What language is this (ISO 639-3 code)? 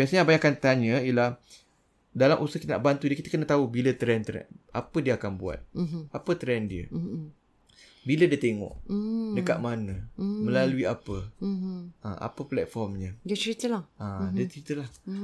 msa